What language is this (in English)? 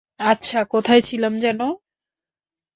Bangla